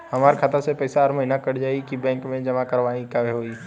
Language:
Bhojpuri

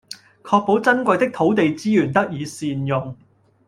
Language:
Cantonese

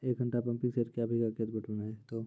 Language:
Maithili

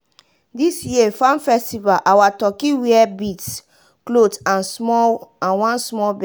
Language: Nigerian Pidgin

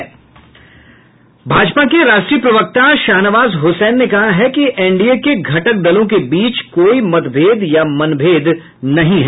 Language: Hindi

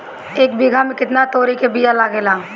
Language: Bhojpuri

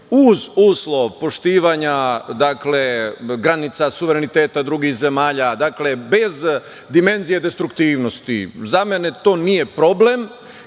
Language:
Serbian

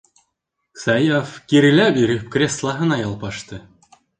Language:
Bashkir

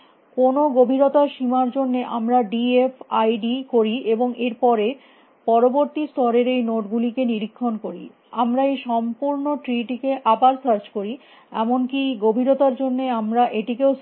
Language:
Bangla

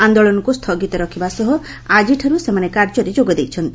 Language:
Odia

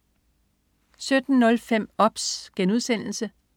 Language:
Danish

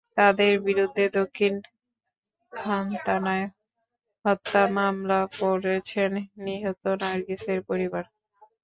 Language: Bangla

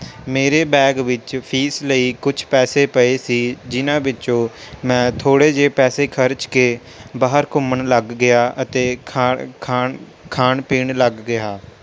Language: Punjabi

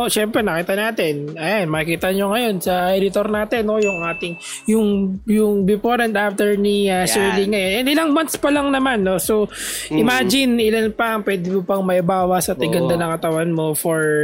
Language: Filipino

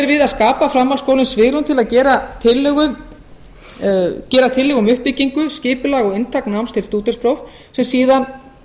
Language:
Icelandic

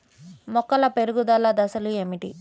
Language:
Telugu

